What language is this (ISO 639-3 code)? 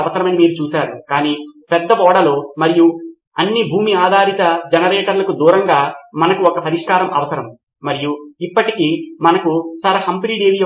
tel